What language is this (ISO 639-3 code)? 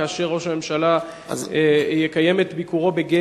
heb